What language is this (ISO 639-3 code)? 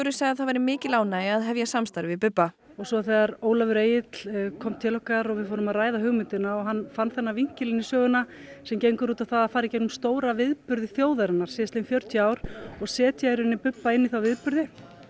isl